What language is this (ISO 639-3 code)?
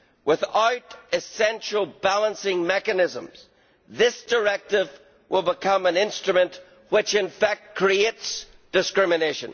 eng